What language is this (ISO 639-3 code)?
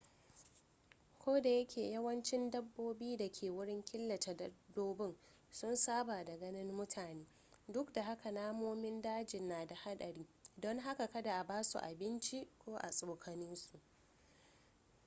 hau